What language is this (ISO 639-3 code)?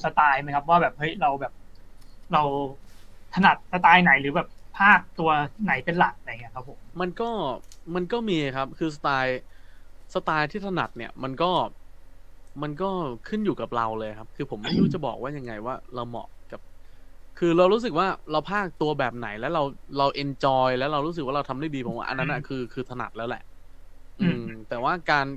tha